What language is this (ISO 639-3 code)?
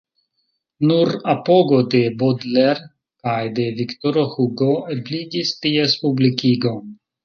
epo